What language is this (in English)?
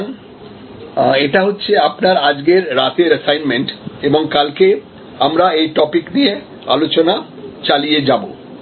Bangla